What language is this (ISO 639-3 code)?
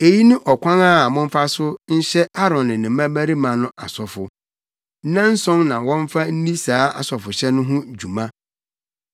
aka